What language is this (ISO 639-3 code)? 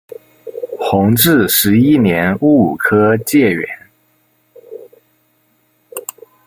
zho